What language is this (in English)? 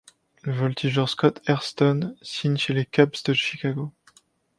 French